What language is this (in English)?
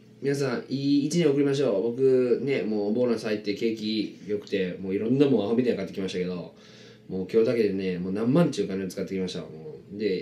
Japanese